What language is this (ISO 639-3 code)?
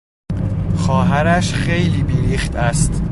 fas